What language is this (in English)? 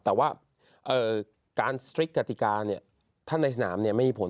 Thai